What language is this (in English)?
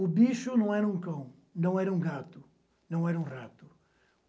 Portuguese